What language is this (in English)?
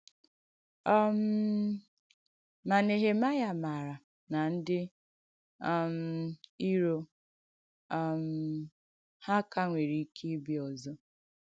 Igbo